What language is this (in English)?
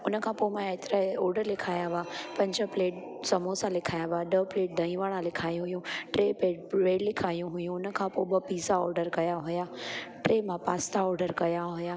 Sindhi